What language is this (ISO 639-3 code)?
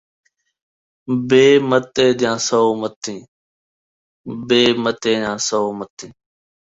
skr